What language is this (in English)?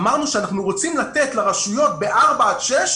Hebrew